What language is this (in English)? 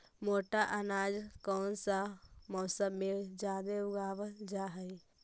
Magahi